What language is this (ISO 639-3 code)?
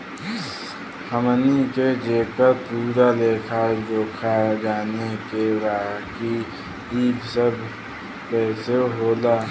bho